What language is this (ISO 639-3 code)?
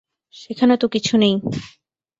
ben